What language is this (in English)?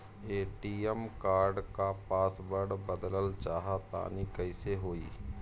Bhojpuri